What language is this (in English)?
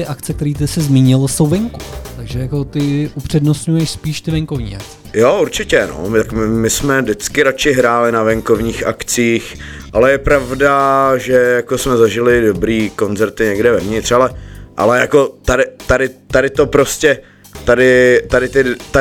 Czech